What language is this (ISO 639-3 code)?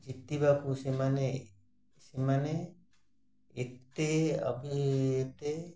ori